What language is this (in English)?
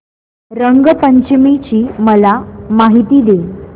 Marathi